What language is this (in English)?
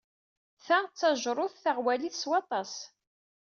Kabyle